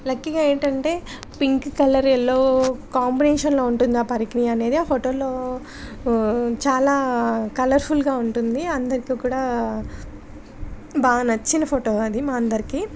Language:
Telugu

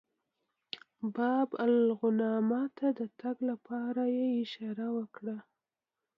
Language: Pashto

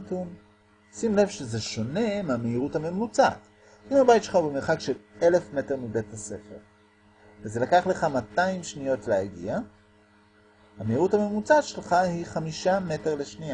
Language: Hebrew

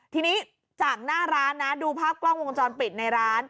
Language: Thai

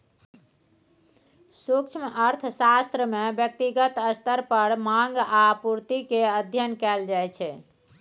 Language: Maithili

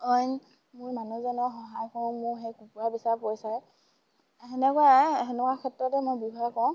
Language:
Assamese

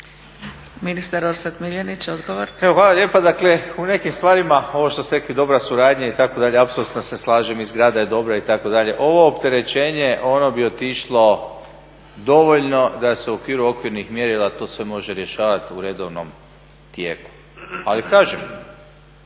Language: Croatian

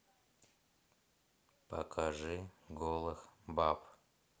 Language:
Russian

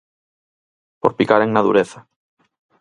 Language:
Galician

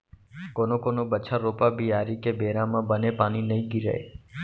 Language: Chhattisgarhi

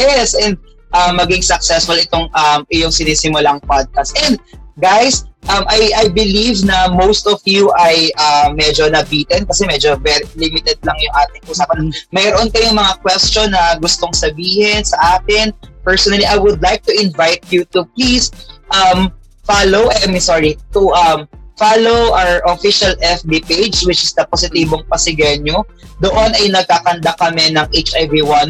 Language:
Filipino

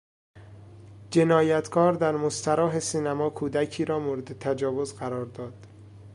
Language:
Persian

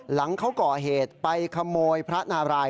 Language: Thai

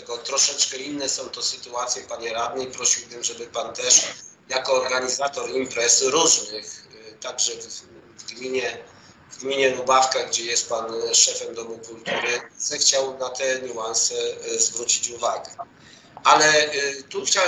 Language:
Polish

